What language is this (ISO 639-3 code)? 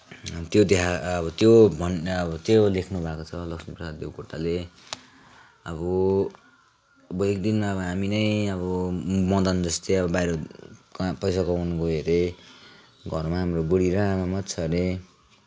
nep